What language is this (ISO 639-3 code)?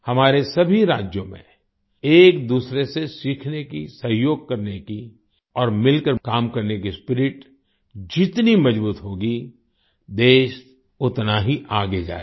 hin